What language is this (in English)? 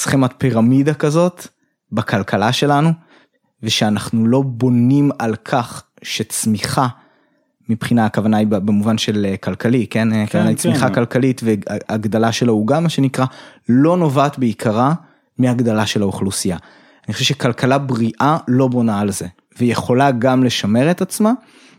Hebrew